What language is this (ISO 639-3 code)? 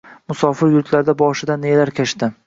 uzb